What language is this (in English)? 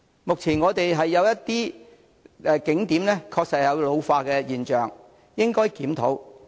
Cantonese